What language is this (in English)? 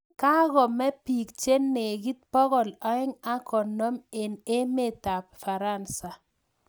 Kalenjin